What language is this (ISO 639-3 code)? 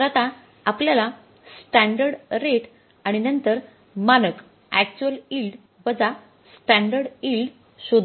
mar